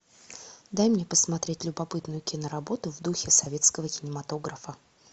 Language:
Russian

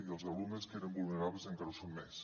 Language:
Catalan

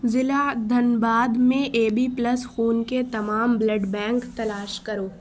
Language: Urdu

